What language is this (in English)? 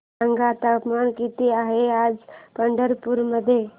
Marathi